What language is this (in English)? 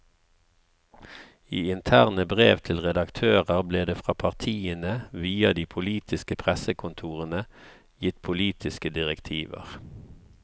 Norwegian